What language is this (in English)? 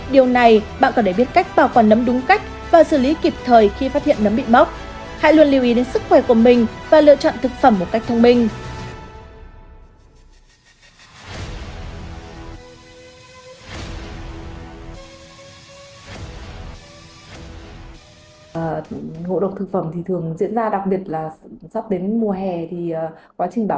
Vietnamese